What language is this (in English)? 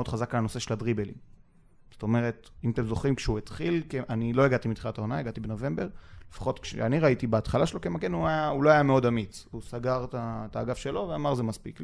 Hebrew